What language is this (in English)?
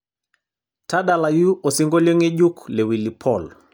Masai